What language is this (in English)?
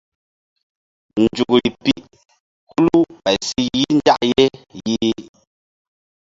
Mbum